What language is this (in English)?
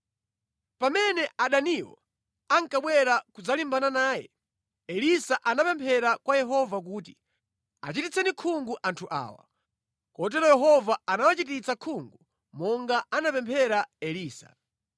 Nyanja